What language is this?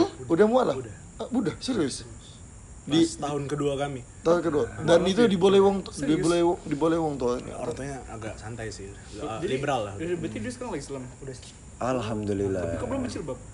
Indonesian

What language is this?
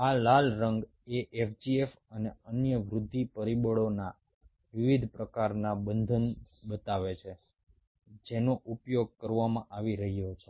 Gujarati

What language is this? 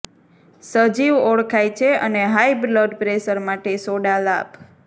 Gujarati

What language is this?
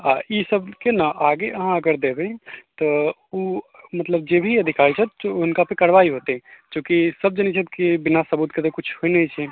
Maithili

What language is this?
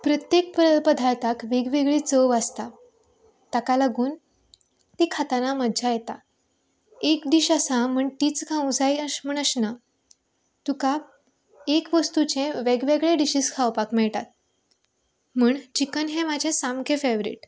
Konkani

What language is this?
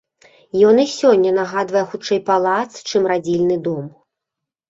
Belarusian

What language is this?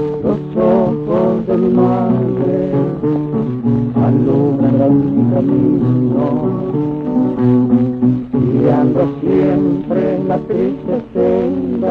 Romanian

